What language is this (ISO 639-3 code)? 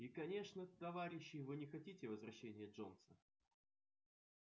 rus